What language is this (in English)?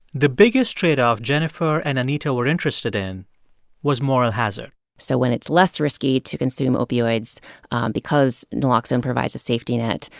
English